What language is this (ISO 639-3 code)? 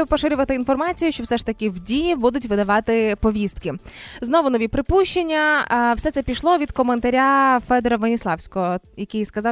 ukr